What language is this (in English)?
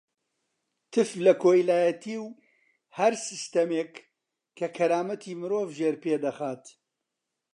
Central Kurdish